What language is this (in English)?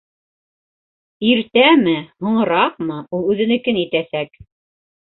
Bashkir